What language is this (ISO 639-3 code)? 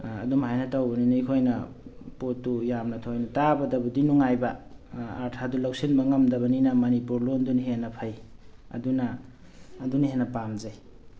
mni